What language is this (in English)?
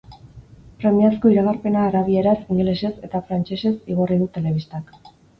Basque